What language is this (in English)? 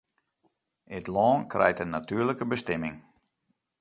Western Frisian